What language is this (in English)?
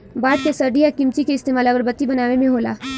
Bhojpuri